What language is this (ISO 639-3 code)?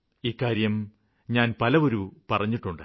mal